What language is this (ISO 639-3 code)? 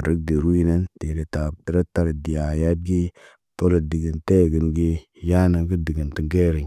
mne